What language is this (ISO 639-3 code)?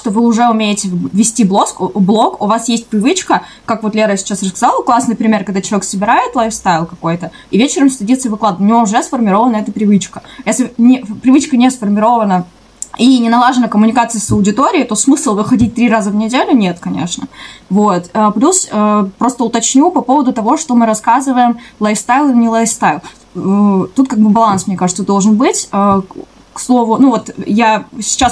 rus